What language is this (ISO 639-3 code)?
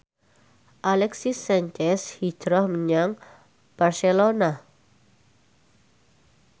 jav